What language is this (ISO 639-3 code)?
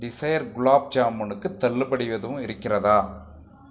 tam